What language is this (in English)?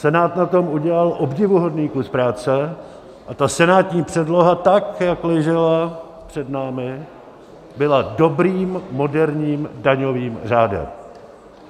Czech